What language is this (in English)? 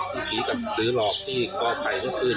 Thai